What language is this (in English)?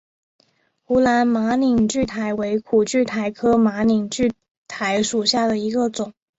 Chinese